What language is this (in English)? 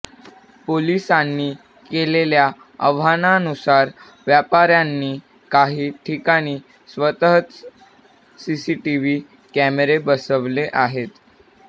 Marathi